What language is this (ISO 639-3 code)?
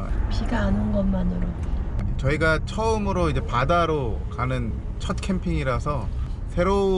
kor